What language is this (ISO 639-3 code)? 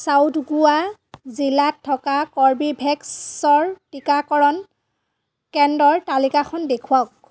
asm